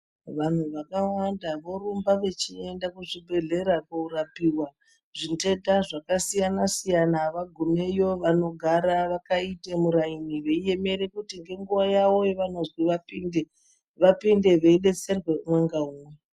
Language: Ndau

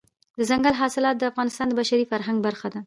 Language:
Pashto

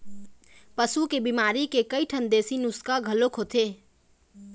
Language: Chhattisgarhi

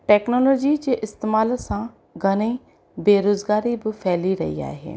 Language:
Sindhi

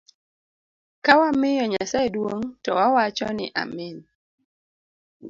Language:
Luo (Kenya and Tanzania)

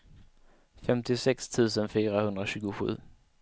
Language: Swedish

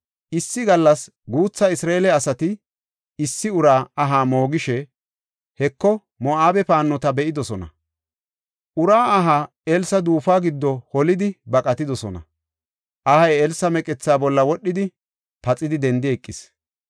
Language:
Gofa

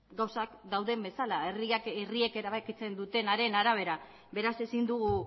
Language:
Basque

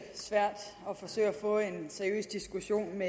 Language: Danish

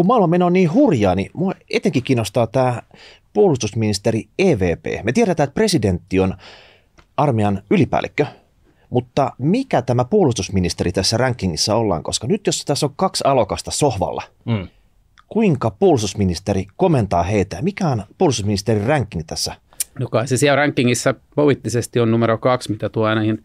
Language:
Finnish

